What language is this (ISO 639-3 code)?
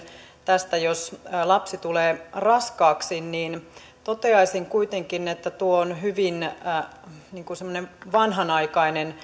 fin